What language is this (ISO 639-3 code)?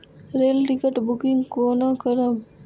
mai